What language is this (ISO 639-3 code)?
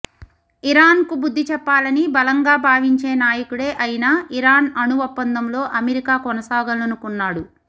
tel